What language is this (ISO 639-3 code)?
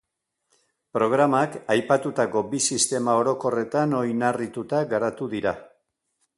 eus